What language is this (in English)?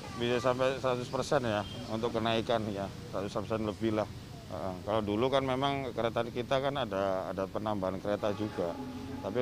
Indonesian